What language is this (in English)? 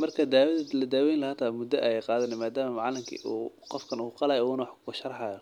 Somali